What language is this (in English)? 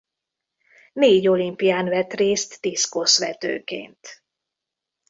Hungarian